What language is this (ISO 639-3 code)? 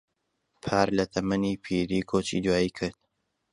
ckb